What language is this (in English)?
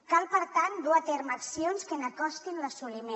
Catalan